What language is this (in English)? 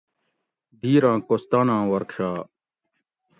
Gawri